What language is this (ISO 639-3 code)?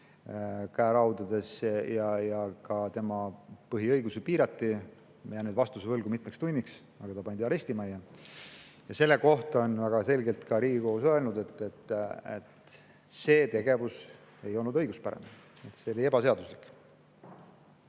est